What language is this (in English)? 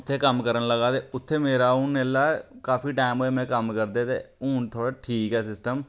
Dogri